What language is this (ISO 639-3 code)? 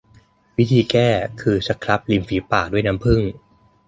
tha